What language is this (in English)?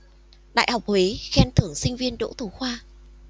Vietnamese